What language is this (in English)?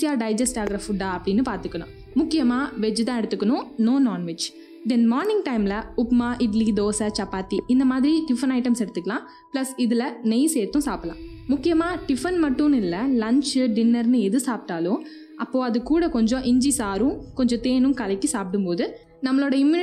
Tamil